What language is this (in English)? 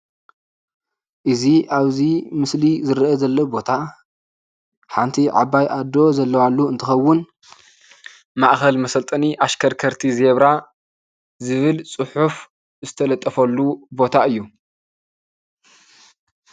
Tigrinya